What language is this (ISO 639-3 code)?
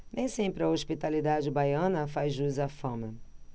por